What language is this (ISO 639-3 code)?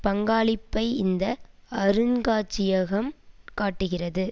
tam